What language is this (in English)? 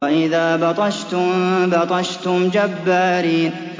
Arabic